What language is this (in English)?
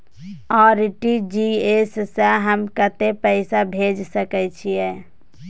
Maithili